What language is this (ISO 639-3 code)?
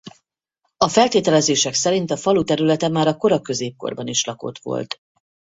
hun